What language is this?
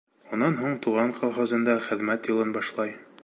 Bashkir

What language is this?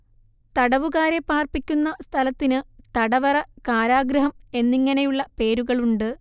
Malayalam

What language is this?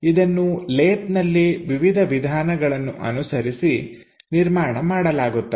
Kannada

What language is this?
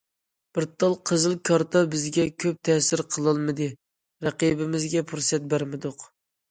Uyghur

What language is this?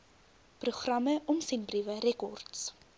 Afrikaans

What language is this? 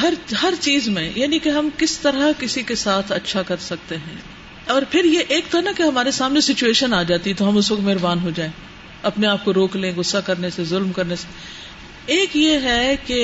Urdu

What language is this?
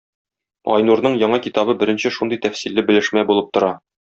Tatar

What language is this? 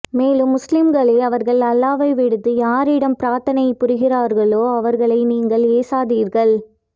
Tamil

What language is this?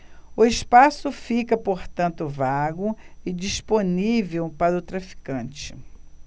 Portuguese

